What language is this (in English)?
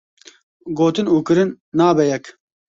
Kurdish